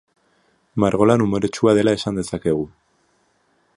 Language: Basque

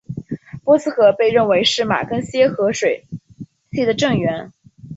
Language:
Chinese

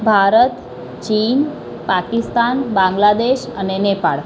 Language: Gujarati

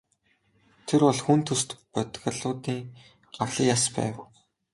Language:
Mongolian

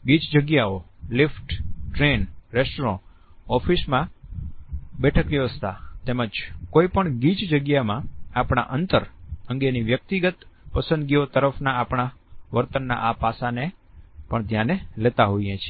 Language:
Gujarati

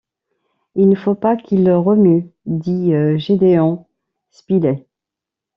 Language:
French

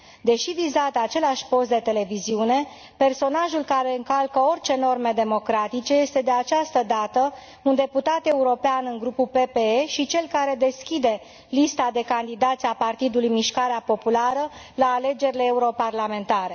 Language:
Romanian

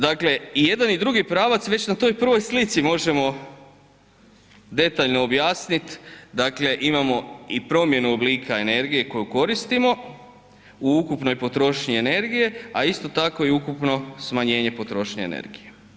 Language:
Croatian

